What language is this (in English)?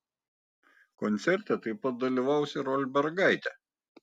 Lithuanian